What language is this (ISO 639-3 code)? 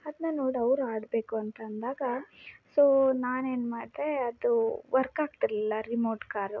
kan